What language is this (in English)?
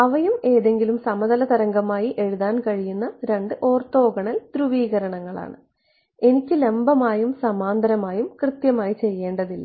Malayalam